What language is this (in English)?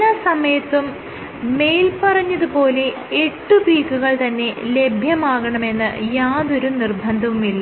Malayalam